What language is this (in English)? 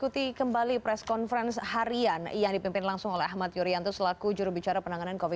Indonesian